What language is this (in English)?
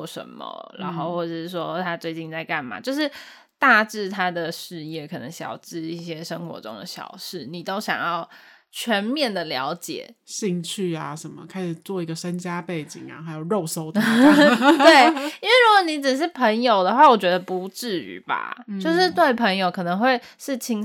Chinese